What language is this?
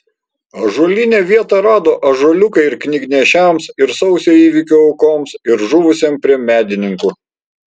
Lithuanian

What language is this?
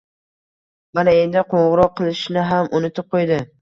Uzbek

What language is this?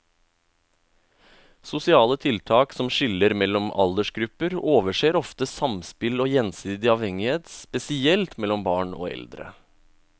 Norwegian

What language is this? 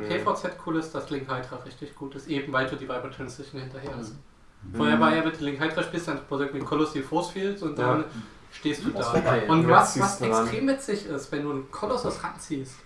German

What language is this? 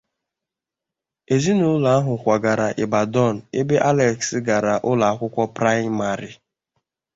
Igbo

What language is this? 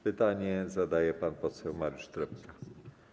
Polish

